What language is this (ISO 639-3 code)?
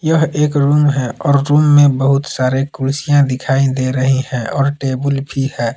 hin